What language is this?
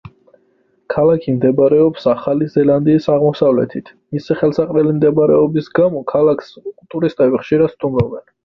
Georgian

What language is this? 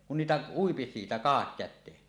Finnish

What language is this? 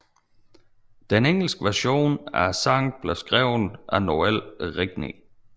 Danish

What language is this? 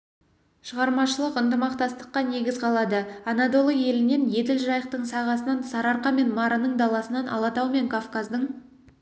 Kazakh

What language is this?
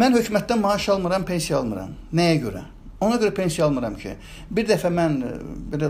Turkish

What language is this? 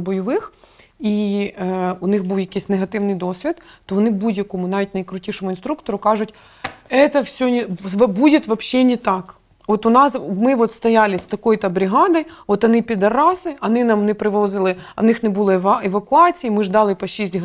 Ukrainian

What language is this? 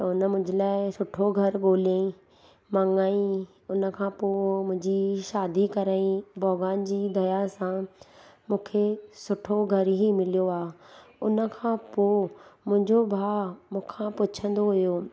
Sindhi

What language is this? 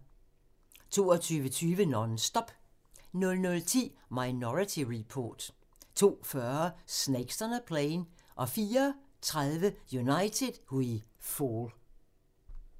Danish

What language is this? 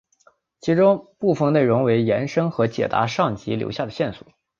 Chinese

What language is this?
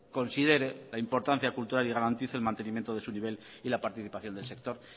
Spanish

